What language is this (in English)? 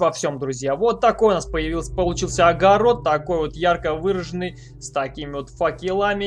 Russian